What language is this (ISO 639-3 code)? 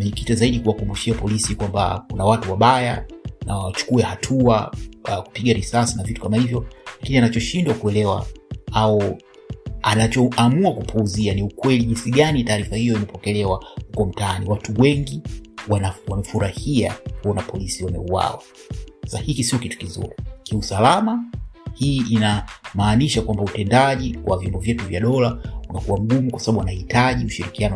swa